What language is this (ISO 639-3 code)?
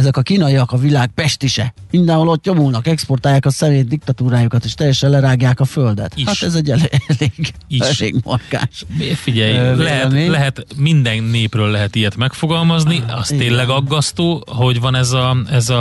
hun